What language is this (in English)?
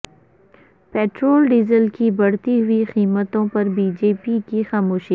Urdu